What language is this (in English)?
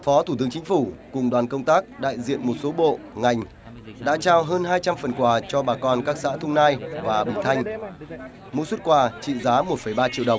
Vietnamese